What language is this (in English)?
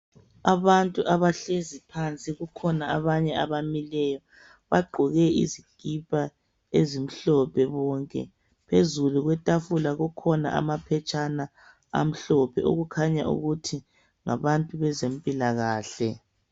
North Ndebele